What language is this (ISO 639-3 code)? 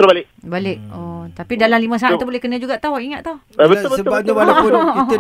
msa